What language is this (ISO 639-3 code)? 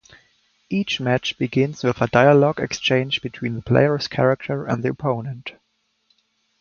eng